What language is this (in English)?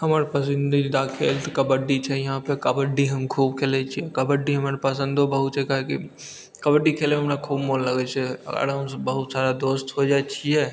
Maithili